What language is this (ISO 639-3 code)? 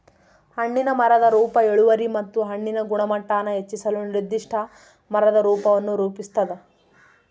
kan